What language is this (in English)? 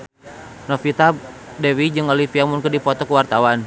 Sundanese